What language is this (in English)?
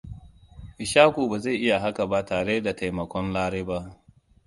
Hausa